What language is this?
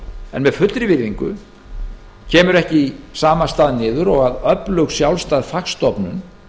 Icelandic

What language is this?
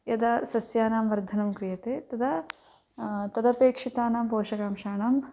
Sanskrit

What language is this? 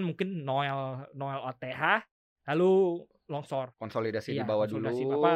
Indonesian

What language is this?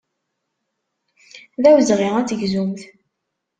Kabyle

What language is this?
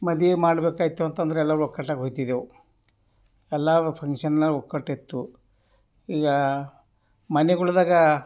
Kannada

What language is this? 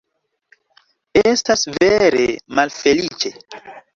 Esperanto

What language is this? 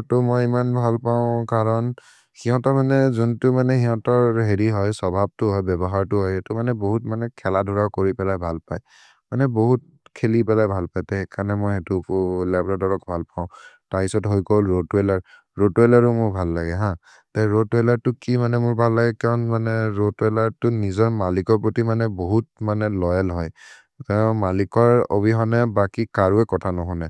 Maria (India)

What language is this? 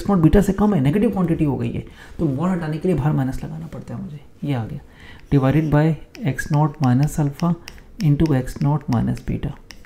Hindi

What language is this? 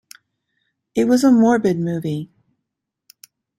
English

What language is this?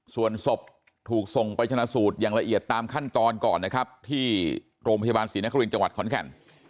Thai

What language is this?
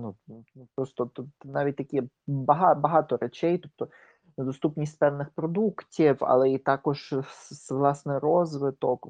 Ukrainian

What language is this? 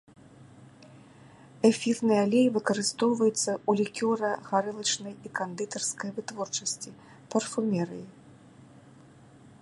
Belarusian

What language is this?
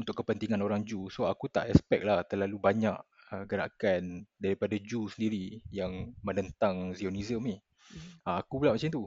Malay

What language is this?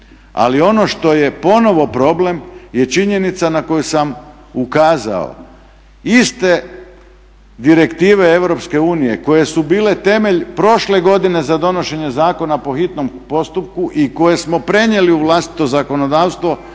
Croatian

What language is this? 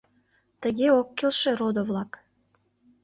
Mari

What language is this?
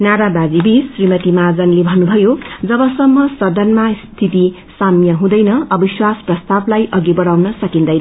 Nepali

